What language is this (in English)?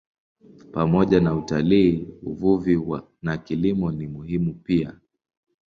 Swahili